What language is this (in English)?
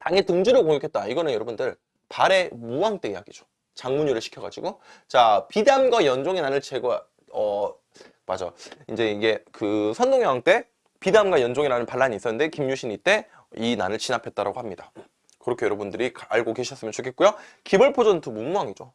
Korean